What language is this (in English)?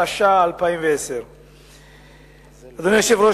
Hebrew